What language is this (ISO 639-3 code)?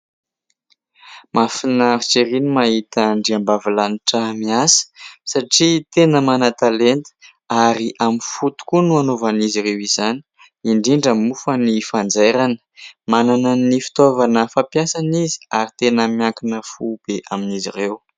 mlg